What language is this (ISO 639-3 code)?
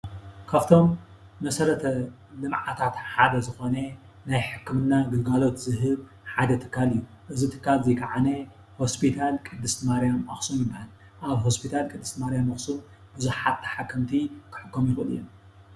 tir